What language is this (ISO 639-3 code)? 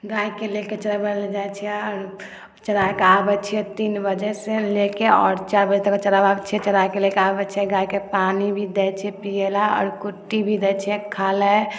mai